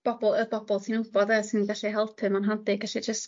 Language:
Welsh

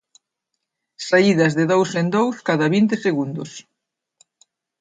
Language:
Galician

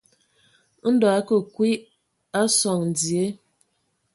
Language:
Ewondo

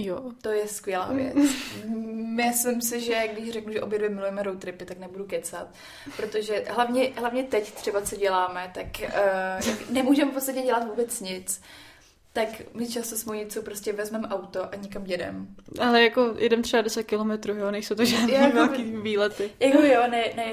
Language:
Czech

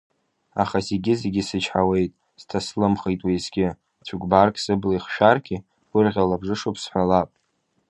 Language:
Abkhazian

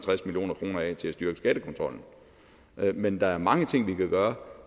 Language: Danish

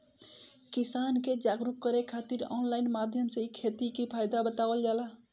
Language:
Bhojpuri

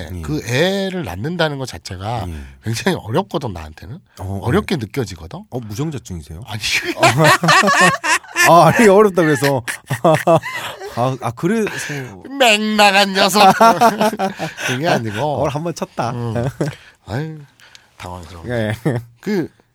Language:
Korean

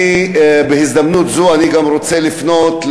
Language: Hebrew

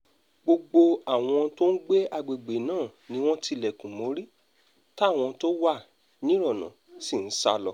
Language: Yoruba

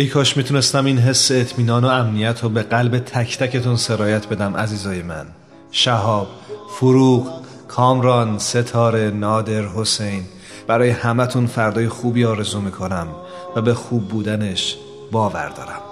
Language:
Persian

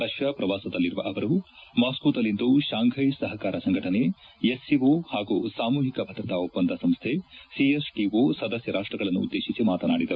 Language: Kannada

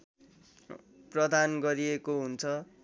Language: Nepali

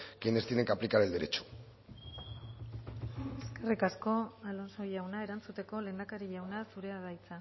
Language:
Basque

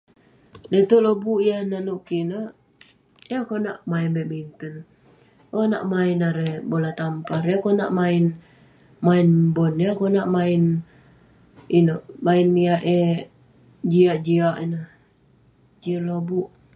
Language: Western Penan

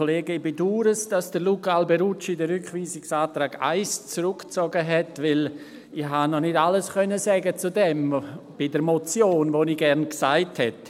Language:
Swiss German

